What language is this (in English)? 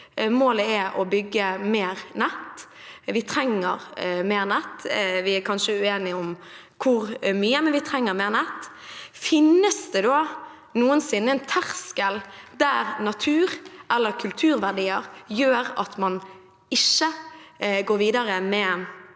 Norwegian